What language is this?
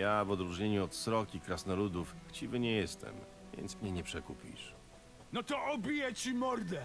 Polish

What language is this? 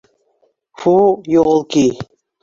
Bashkir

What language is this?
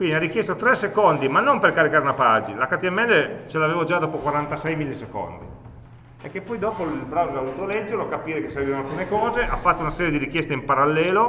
Italian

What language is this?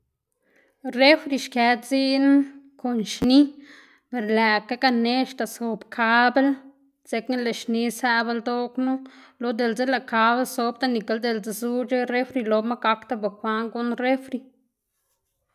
Xanaguía Zapotec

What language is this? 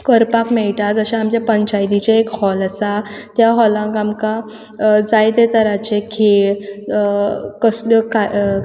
Konkani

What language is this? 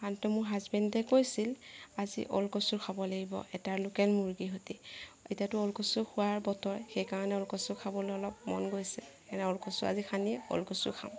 Assamese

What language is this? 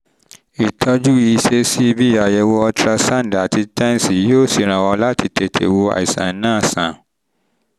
Yoruba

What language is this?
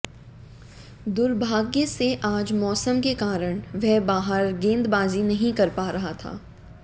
Hindi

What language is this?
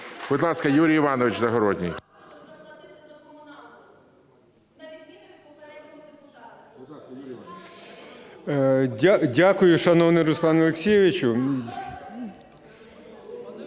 Ukrainian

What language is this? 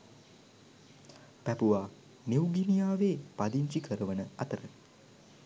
Sinhala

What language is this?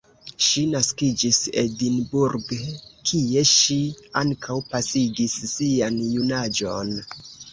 Esperanto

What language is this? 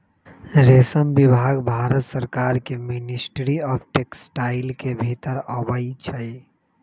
Magahi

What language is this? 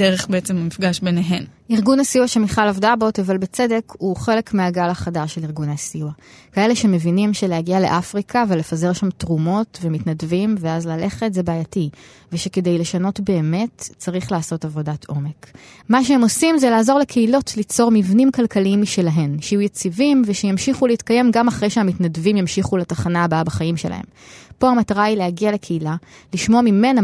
Hebrew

